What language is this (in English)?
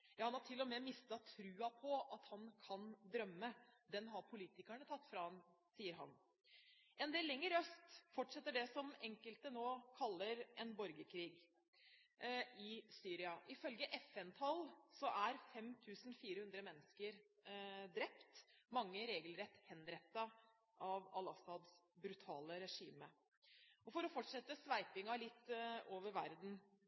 Norwegian Bokmål